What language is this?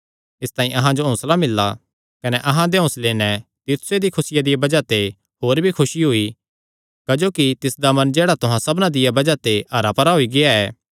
Kangri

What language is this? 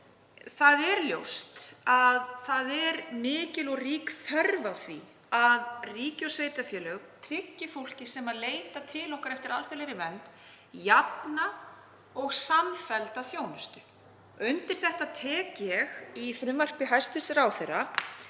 Icelandic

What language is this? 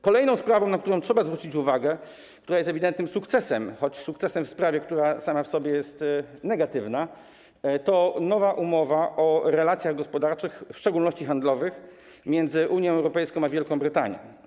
Polish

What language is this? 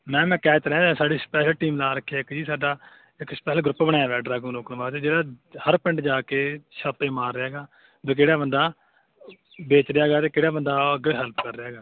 Punjabi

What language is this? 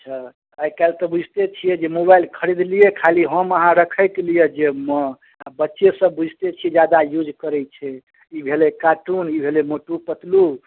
Maithili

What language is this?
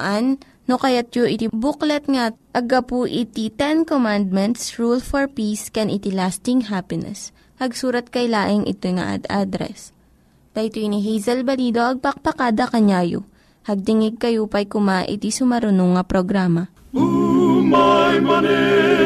Filipino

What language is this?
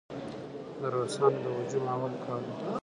Pashto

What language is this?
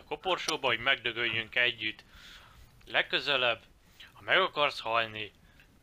Hungarian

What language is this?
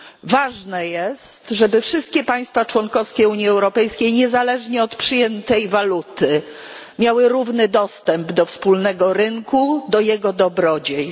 Polish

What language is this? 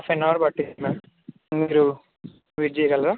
Telugu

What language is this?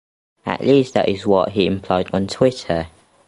English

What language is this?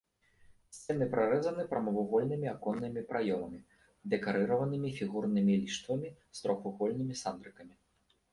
Belarusian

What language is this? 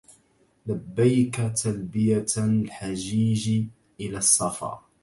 Arabic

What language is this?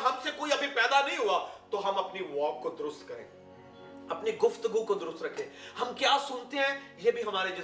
Urdu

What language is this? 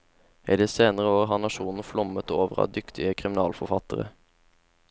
Norwegian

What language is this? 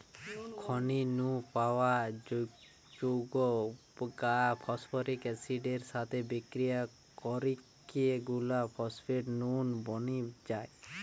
Bangla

